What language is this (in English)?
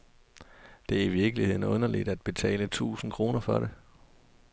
Danish